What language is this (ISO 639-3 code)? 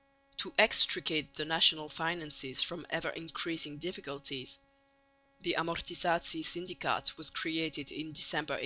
eng